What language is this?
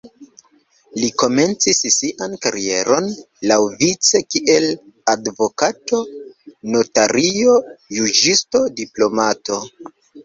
Esperanto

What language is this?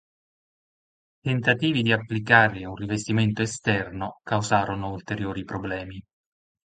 Italian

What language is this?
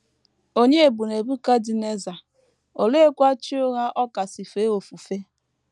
Igbo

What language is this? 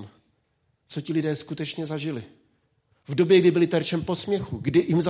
Czech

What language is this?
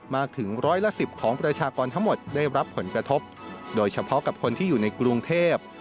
Thai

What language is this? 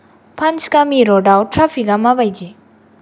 Bodo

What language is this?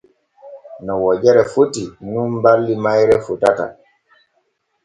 Borgu Fulfulde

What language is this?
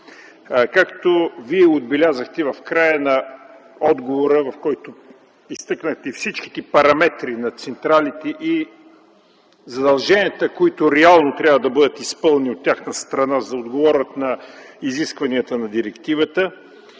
Bulgarian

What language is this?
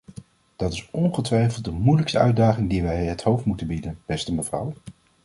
Dutch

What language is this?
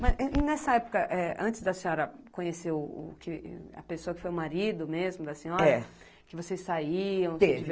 Portuguese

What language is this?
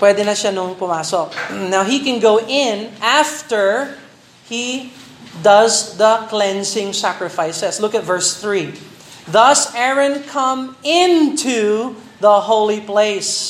Filipino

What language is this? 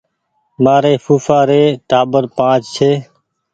Goaria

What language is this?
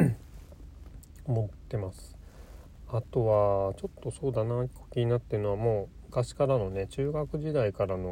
Japanese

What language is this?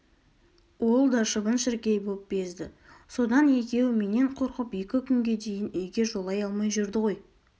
Kazakh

